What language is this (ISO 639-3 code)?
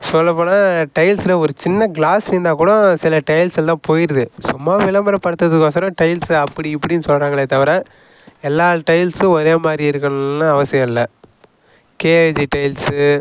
tam